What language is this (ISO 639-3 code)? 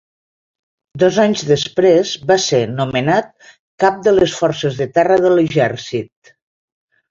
cat